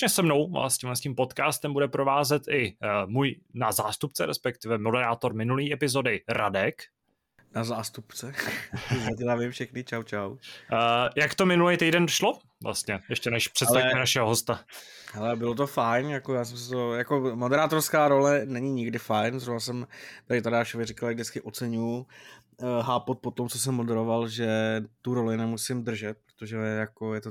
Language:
Czech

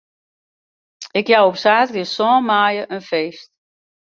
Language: Western Frisian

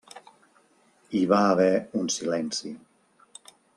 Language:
Catalan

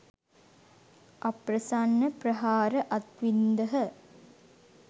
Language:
Sinhala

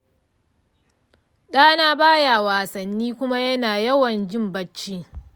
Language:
Hausa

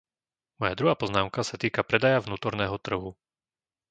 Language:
Slovak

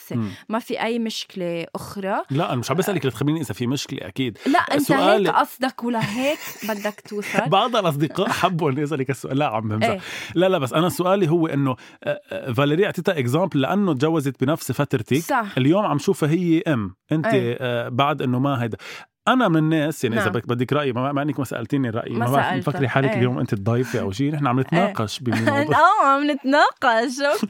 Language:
Arabic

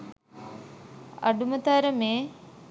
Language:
Sinhala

